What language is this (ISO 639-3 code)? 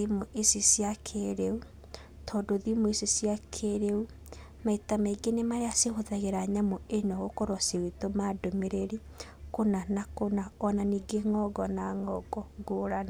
kik